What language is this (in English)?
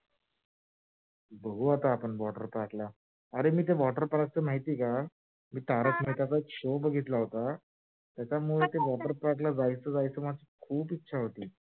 Marathi